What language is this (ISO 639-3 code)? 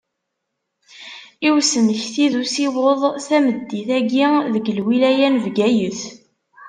kab